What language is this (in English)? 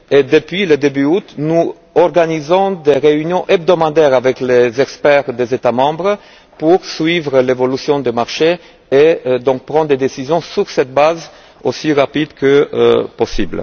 French